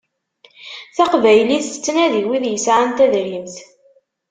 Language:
Kabyle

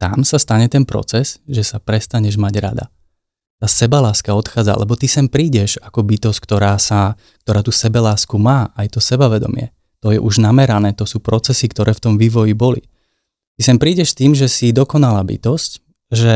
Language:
Slovak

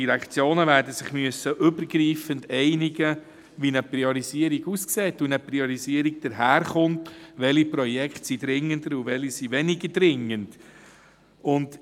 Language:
Swiss German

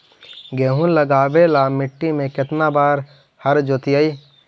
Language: Magahi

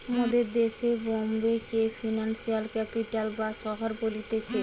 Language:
Bangla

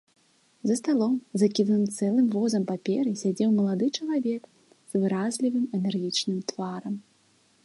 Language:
Belarusian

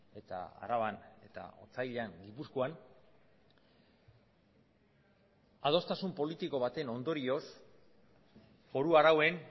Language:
Basque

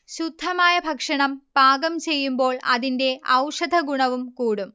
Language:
Malayalam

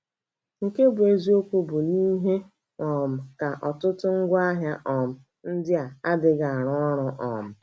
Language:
Igbo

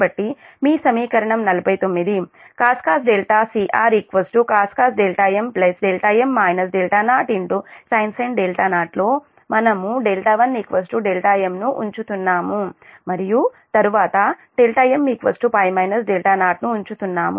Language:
Telugu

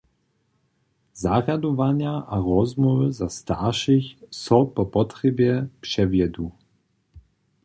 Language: Upper Sorbian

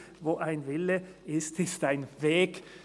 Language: Swiss German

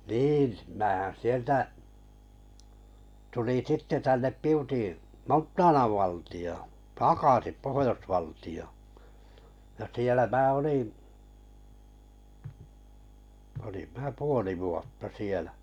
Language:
Finnish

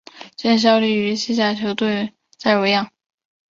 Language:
Chinese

